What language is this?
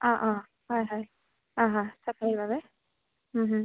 Assamese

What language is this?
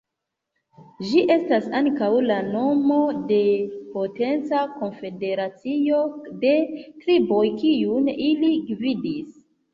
Esperanto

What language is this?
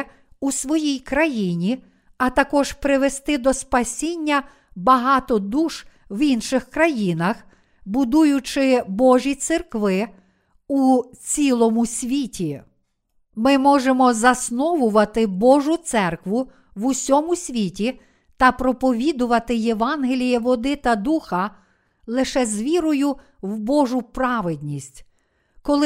Ukrainian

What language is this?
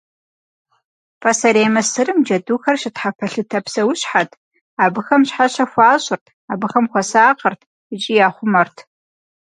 Kabardian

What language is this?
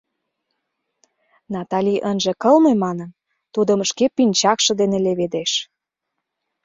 Mari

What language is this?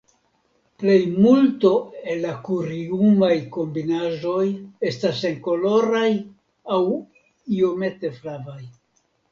Esperanto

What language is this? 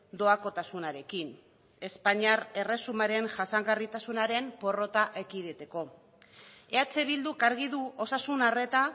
Basque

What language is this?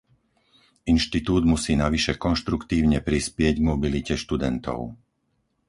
Slovak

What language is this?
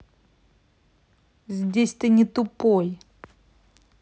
Russian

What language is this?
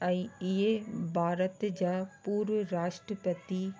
Sindhi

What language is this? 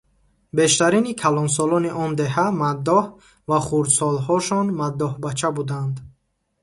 Tajik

